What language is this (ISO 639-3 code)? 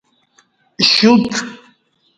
bsh